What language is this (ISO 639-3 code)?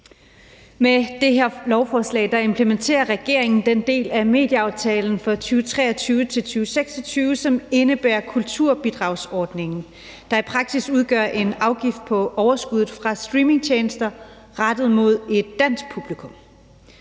dan